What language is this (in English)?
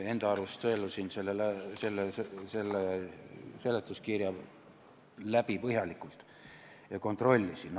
Estonian